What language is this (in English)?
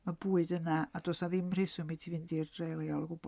Welsh